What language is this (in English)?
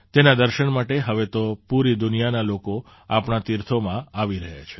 Gujarati